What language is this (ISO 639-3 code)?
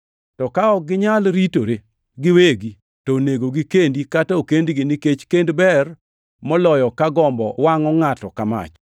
luo